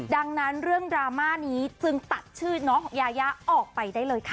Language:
Thai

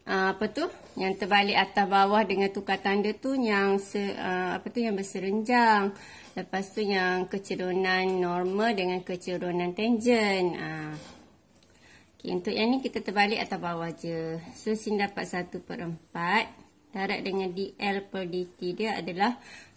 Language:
Malay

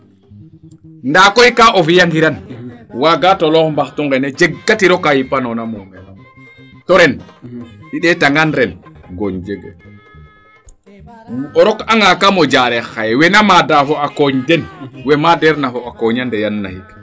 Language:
Serer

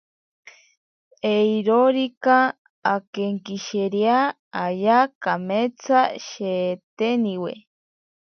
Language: Ashéninka Perené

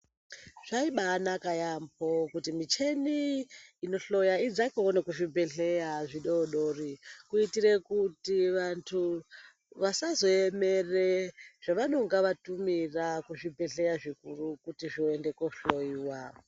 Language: Ndau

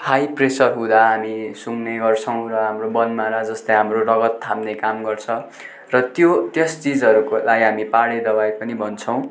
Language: Nepali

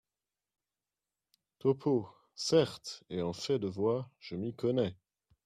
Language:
French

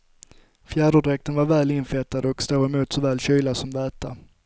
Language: Swedish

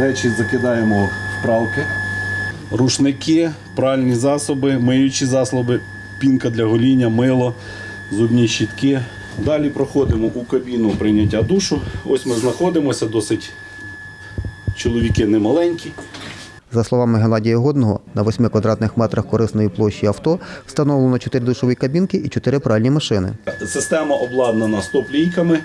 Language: Ukrainian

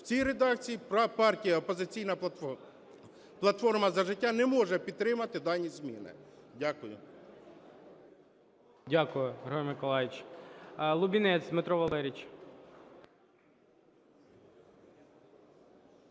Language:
Ukrainian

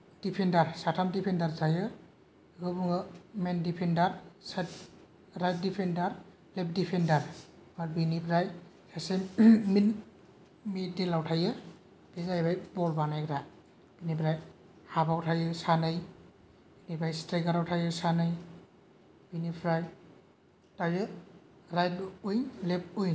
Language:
Bodo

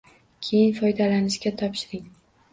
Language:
Uzbek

